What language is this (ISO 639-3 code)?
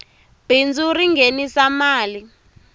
tso